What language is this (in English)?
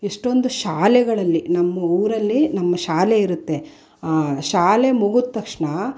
Kannada